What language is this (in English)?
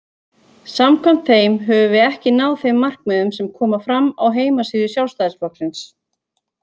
Icelandic